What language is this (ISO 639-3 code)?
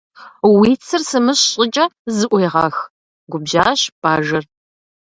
kbd